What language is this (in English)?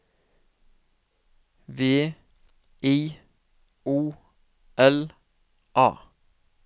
Norwegian